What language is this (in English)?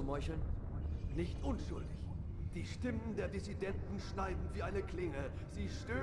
German